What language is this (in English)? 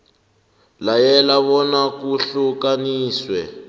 South Ndebele